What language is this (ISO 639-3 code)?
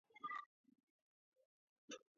kat